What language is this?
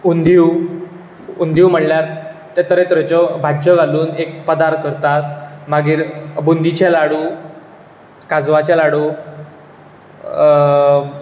Konkani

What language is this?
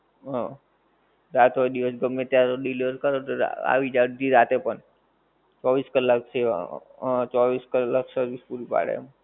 Gujarati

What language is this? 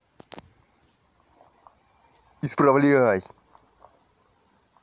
Russian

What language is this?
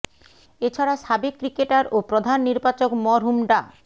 Bangla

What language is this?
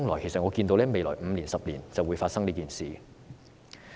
Cantonese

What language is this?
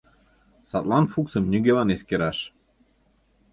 Mari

